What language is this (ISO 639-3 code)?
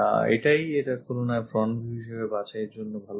ben